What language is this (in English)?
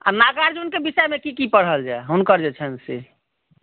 Maithili